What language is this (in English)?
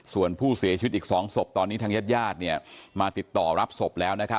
Thai